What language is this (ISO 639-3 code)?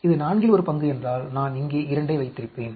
tam